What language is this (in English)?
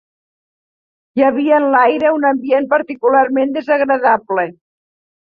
Catalan